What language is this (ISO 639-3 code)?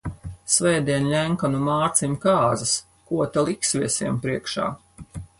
lav